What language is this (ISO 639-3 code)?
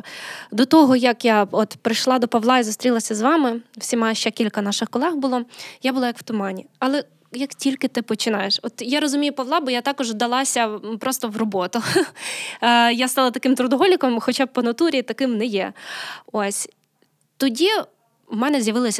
ukr